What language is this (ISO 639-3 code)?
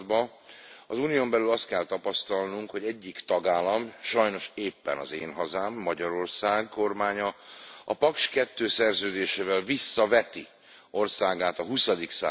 hun